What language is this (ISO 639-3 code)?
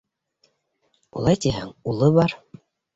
bak